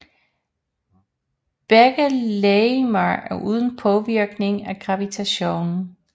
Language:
Danish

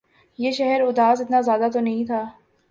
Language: Urdu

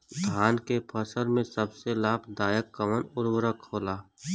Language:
Bhojpuri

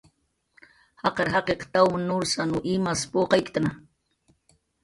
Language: Jaqaru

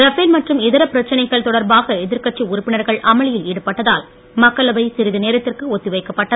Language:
Tamil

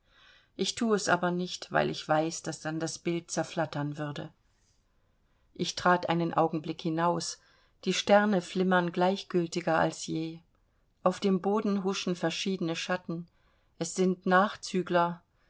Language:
German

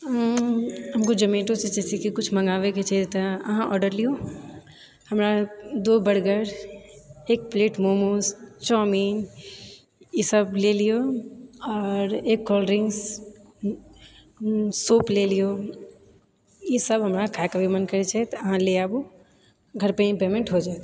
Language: Maithili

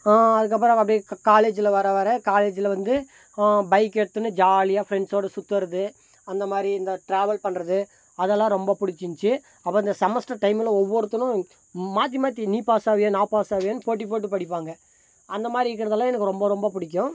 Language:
Tamil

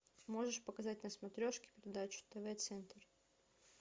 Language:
Russian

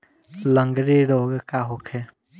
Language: Bhojpuri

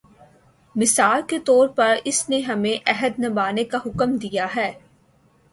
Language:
Urdu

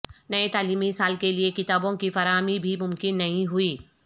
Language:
Urdu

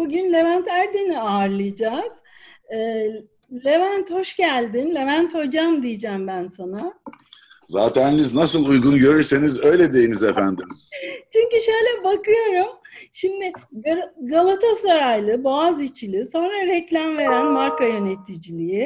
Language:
Turkish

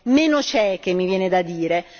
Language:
Italian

